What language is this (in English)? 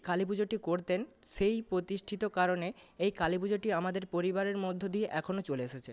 Bangla